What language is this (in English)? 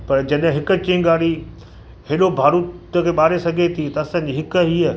Sindhi